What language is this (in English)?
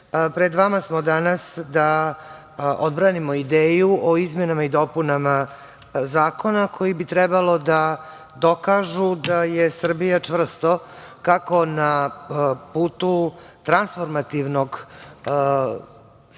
Serbian